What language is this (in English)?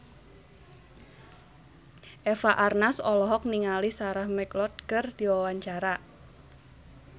Sundanese